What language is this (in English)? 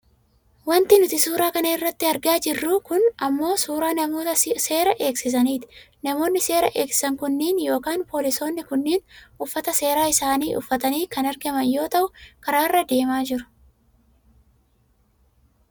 Oromo